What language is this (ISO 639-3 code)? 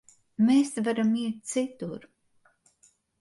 lav